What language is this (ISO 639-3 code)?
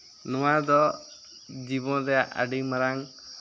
sat